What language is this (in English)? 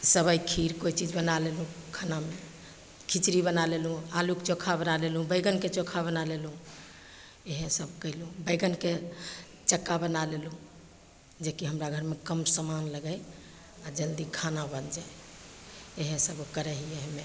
Maithili